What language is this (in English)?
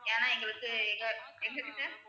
Tamil